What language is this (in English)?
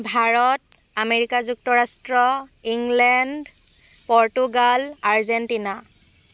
Assamese